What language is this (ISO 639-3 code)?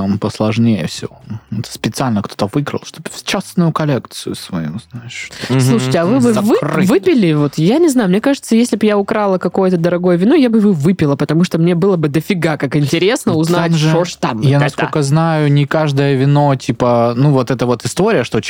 rus